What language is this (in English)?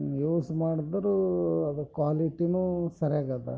Kannada